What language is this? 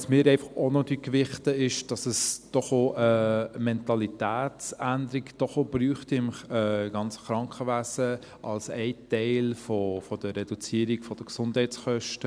Swiss German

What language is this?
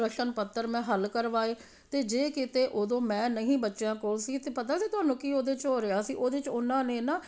Punjabi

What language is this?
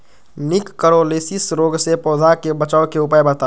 Magahi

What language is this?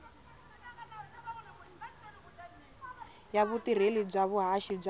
Tsonga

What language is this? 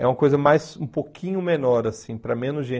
Portuguese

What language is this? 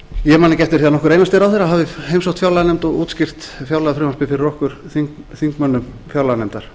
Icelandic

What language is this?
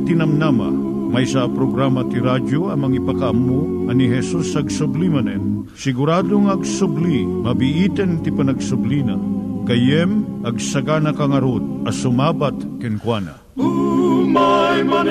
Filipino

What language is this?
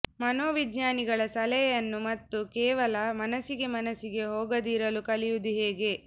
Kannada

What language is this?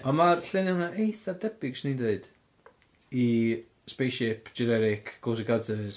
Welsh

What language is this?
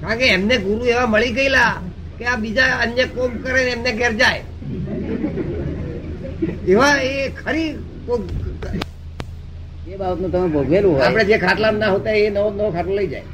Gujarati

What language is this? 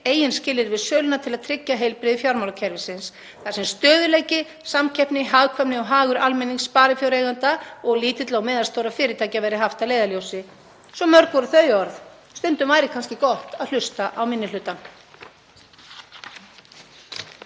Icelandic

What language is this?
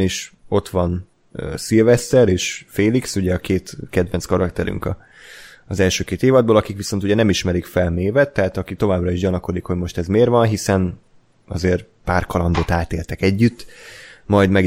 Hungarian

